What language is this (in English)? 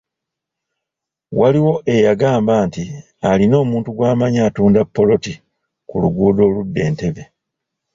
Ganda